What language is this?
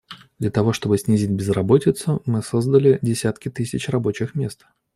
Russian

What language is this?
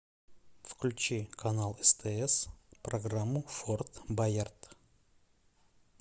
Russian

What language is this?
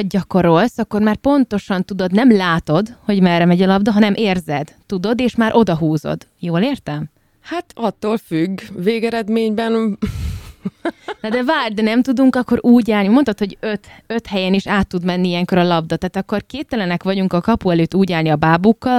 Hungarian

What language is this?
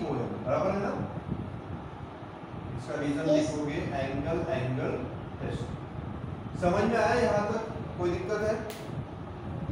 Hindi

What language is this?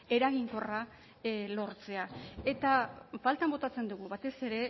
Basque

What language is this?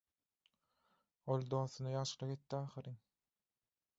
Turkmen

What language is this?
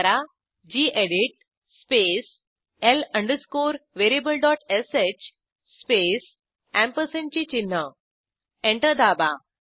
Marathi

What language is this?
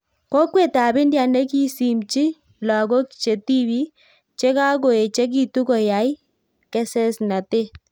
Kalenjin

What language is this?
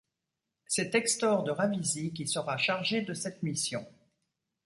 French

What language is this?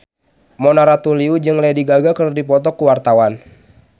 Sundanese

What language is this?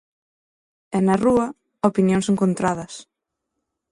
Galician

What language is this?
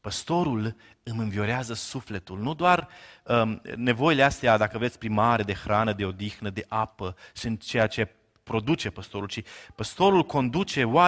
Romanian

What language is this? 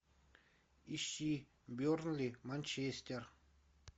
Russian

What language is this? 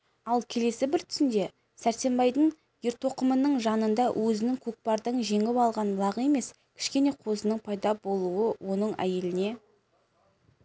Kazakh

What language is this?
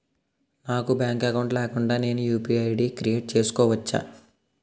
Telugu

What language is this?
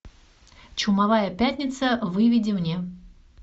Russian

